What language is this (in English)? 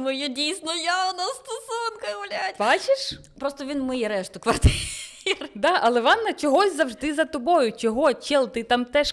Ukrainian